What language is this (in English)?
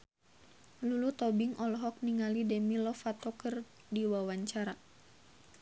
Sundanese